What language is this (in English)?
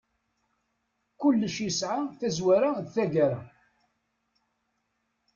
Kabyle